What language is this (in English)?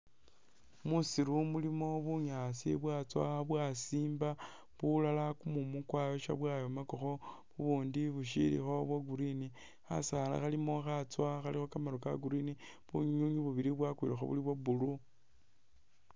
Masaaba